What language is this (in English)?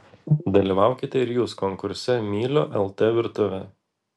Lithuanian